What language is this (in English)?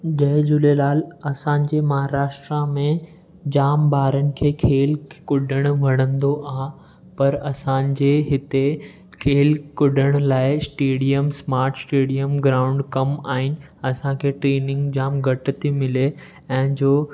Sindhi